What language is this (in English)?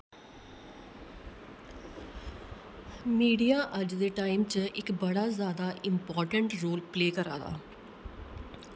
Dogri